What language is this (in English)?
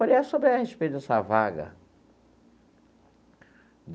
Portuguese